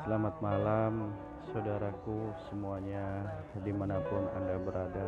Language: Indonesian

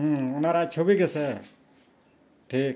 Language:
Santali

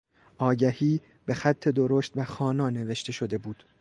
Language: Persian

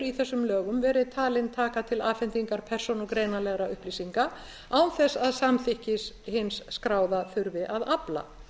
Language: Icelandic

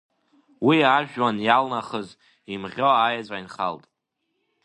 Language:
Abkhazian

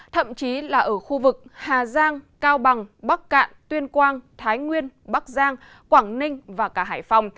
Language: Vietnamese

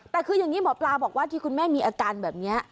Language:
Thai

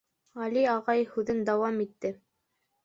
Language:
Bashkir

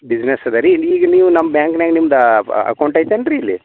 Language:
Kannada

